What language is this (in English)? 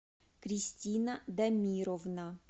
Russian